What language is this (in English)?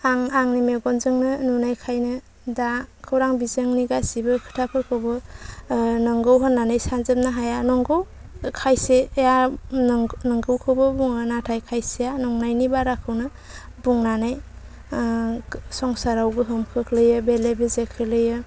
Bodo